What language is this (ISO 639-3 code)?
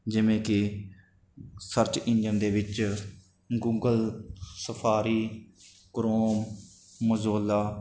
pan